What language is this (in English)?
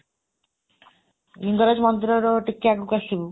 Odia